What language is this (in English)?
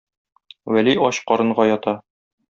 Tatar